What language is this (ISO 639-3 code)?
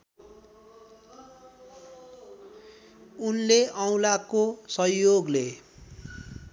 nep